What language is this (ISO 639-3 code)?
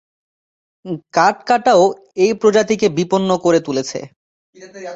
ben